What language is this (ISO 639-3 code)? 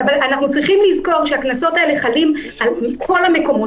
heb